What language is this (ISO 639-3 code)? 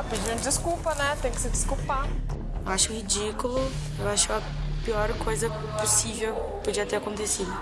por